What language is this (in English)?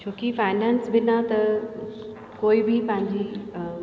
Sindhi